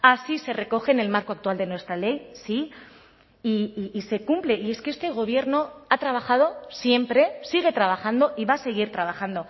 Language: Spanish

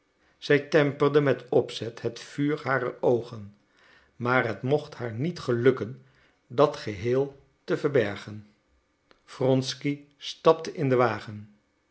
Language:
Dutch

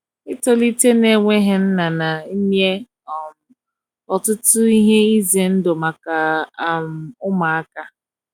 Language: Igbo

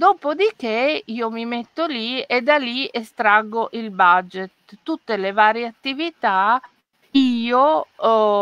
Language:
Italian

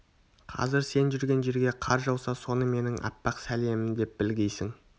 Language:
Kazakh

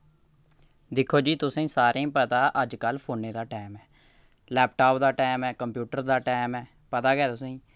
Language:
Dogri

